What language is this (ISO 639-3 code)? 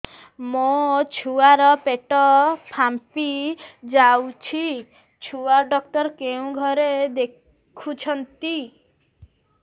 ori